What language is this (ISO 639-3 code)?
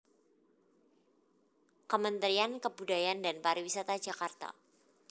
jav